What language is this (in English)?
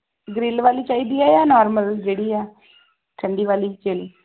Punjabi